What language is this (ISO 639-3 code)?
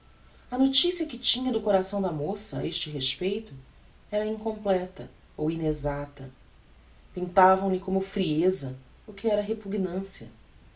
por